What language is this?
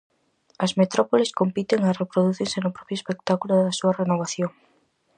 Galician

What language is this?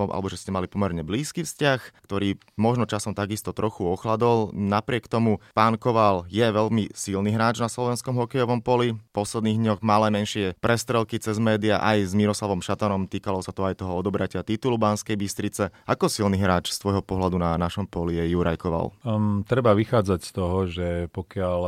Slovak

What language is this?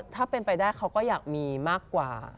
Thai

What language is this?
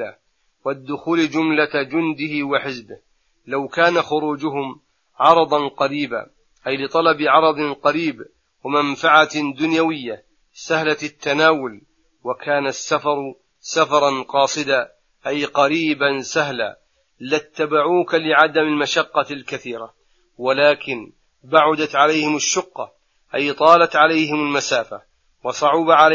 Arabic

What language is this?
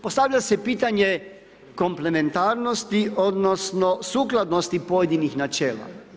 Croatian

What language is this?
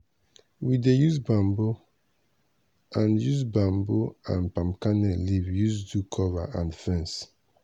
Nigerian Pidgin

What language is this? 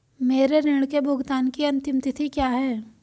Hindi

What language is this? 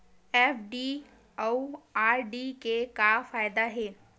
Chhattisgarhi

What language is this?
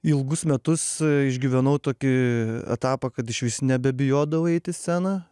Lithuanian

